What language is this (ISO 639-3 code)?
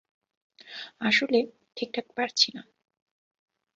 ben